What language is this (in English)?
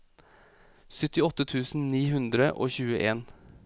Norwegian